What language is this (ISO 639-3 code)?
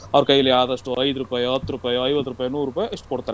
kan